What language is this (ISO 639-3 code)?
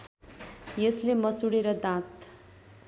nep